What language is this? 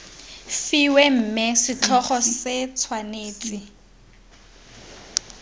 Tswana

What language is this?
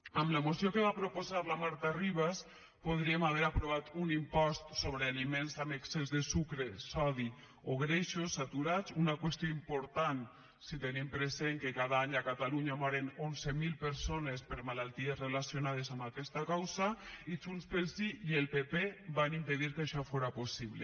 Catalan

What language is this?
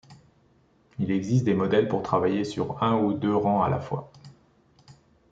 French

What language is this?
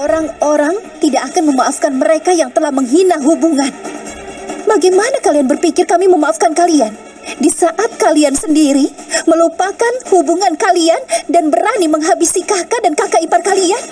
Indonesian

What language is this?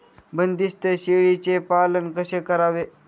Marathi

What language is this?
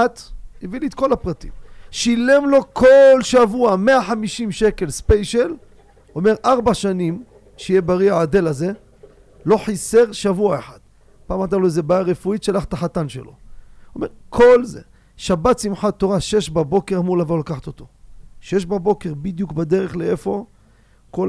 Hebrew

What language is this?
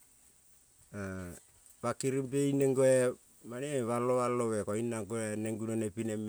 Kol (Papua New Guinea)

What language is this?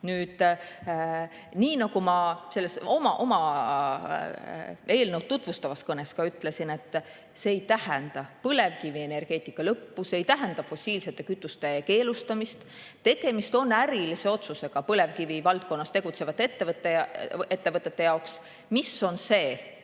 Estonian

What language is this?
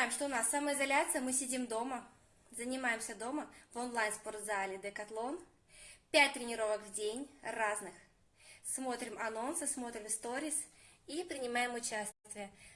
Russian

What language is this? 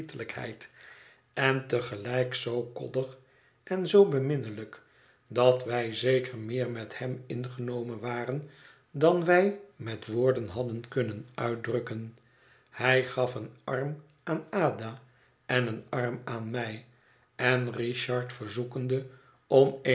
Dutch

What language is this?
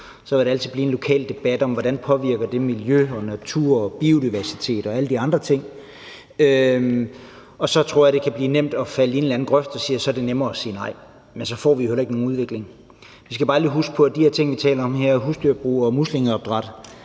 Danish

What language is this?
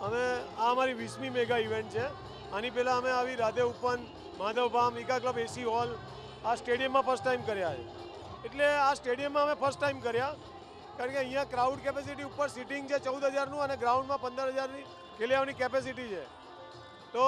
Gujarati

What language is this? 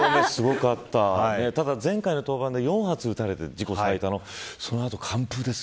Japanese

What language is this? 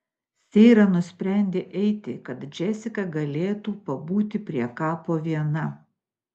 Lithuanian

